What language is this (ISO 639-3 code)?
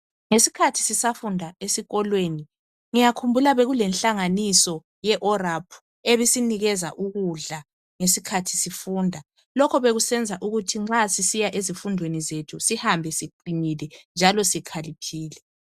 nde